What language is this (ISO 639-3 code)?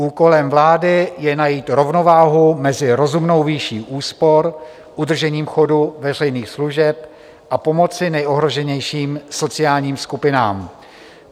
ces